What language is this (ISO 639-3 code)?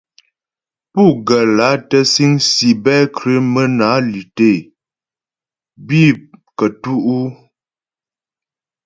bbj